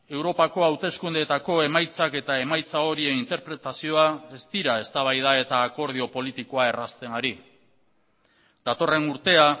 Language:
Basque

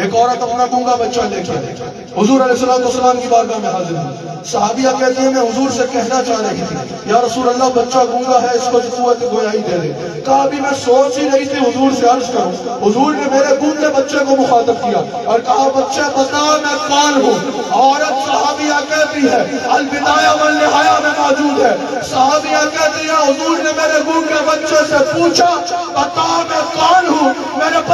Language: Arabic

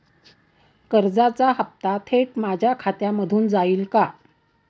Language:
Marathi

